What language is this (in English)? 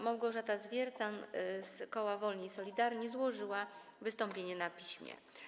Polish